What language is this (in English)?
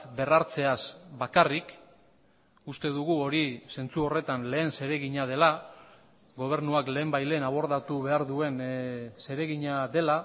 Basque